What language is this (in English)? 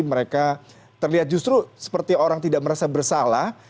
Indonesian